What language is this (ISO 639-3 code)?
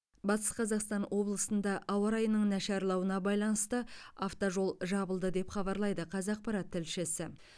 kaz